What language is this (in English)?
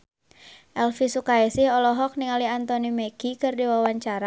Sundanese